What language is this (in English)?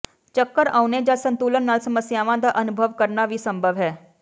Punjabi